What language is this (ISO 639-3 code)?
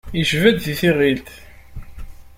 kab